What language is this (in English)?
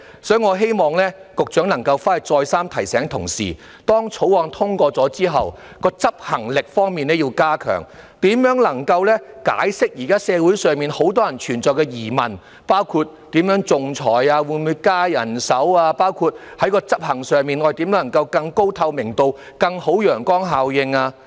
Cantonese